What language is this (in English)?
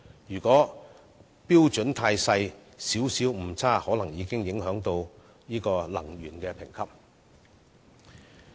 Cantonese